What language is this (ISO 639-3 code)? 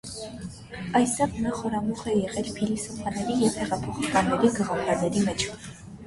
hye